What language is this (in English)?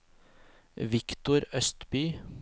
Norwegian